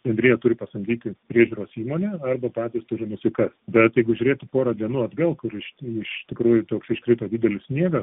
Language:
Lithuanian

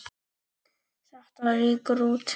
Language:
Icelandic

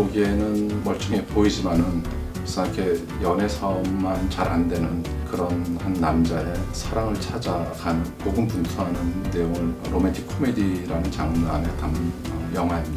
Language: Korean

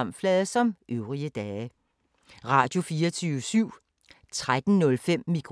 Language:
Danish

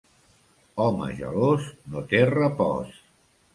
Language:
Catalan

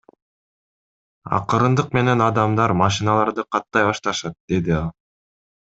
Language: Kyrgyz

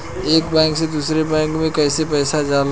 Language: Bhojpuri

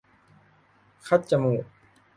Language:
Thai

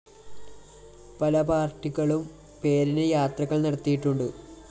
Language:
Malayalam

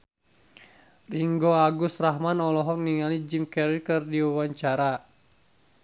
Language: Sundanese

